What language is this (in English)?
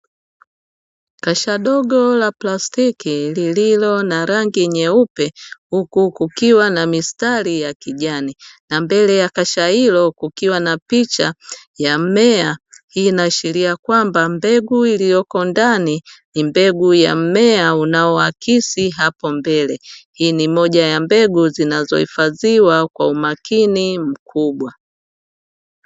Swahili